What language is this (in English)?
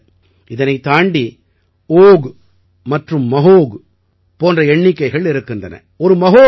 Tamil